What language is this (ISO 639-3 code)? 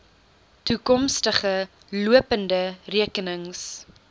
afr